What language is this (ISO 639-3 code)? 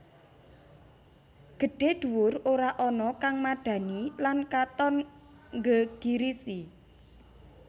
jav